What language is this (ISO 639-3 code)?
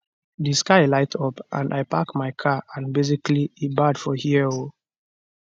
pcm